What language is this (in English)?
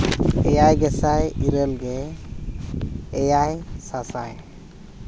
Santali